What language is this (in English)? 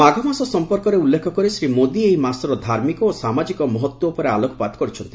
Odia